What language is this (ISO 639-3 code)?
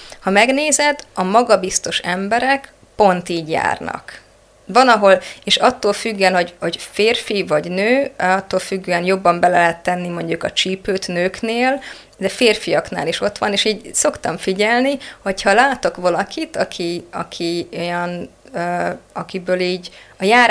hun